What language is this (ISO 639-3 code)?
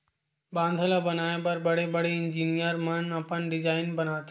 hne